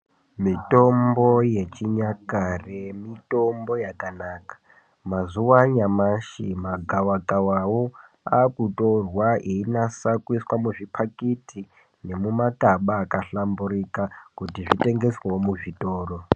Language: Ndau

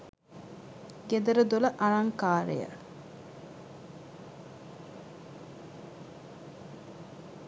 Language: Sinhala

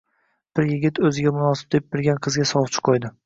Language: Uzbek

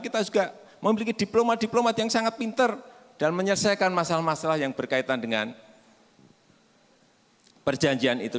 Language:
Indonesian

